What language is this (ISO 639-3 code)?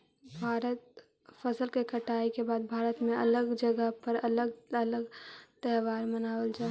mag